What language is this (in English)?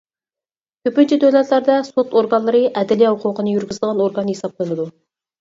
Uyghur